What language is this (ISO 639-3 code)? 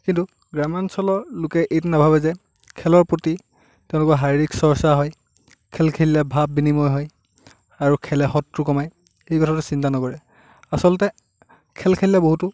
asm